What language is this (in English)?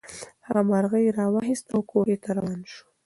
Pashto